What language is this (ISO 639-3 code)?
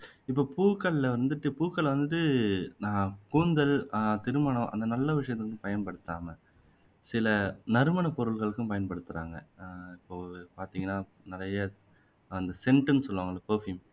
tam